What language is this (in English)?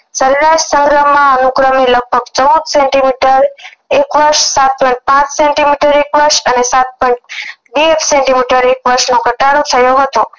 Gujarati